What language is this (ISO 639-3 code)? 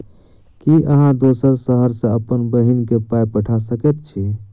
mai